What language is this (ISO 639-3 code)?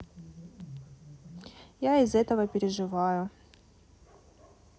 rus